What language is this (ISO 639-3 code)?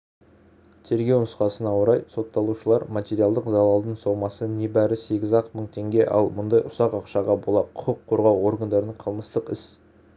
kaz